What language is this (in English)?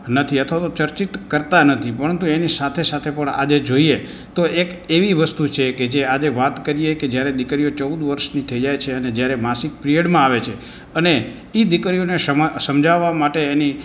Gujarati